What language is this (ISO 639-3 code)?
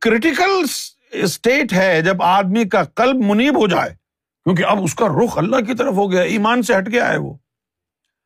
urd